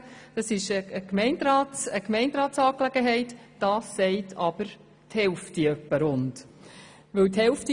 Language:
Swiss German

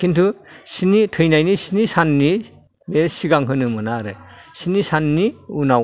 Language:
Bodo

